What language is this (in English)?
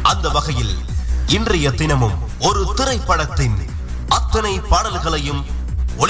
Tamil